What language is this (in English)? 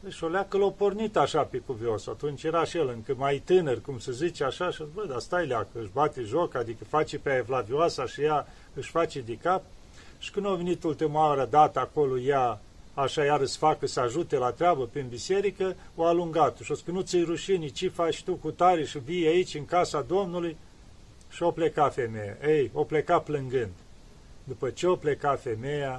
Romanian